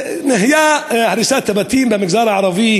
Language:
Hebrew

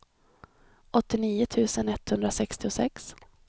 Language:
Swedish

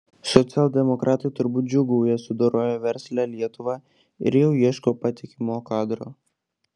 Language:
Lithuanian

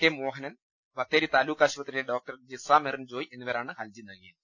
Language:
Malayalam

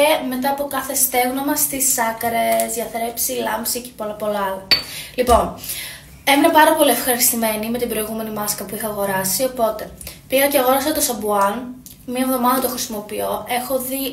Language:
Greek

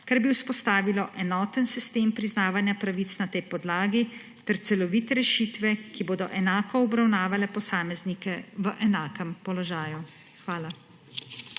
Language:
Slovenian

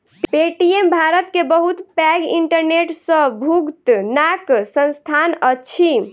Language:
Maithili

